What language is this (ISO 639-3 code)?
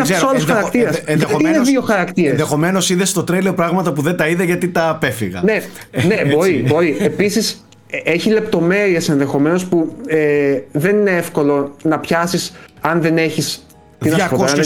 ell